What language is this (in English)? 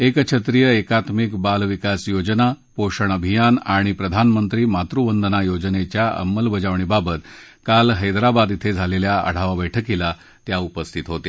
Marathi